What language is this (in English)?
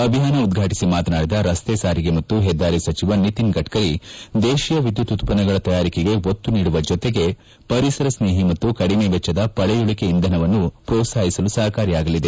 Kannada